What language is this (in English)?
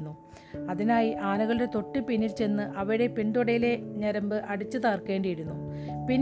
Malayalam